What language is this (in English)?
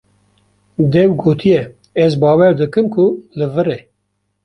Kurdish